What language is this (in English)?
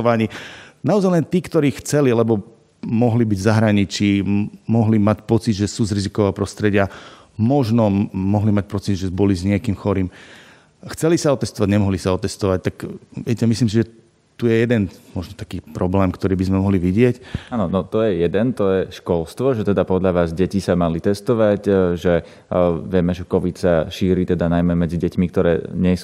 Slovak